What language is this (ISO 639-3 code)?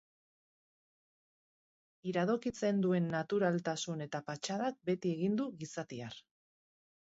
eus